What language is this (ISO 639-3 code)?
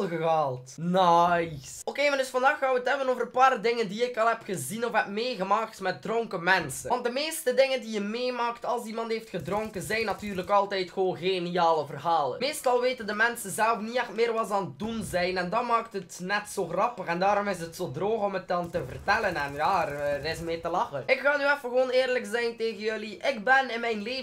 nld